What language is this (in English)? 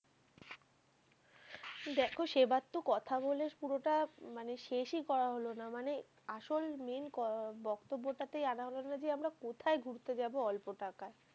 Bangla